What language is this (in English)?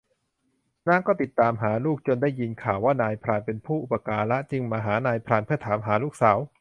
Thai